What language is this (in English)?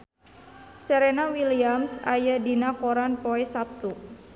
Sundanese